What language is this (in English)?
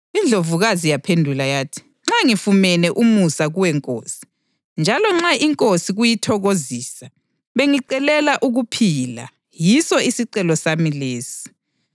North Ndebele